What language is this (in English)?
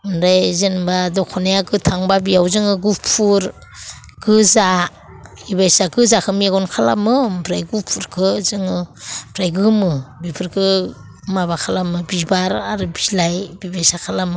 Bodo